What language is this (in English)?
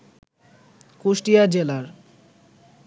Bangla